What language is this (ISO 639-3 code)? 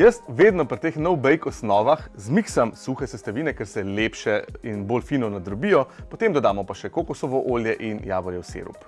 slv